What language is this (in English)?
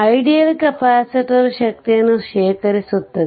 Kannada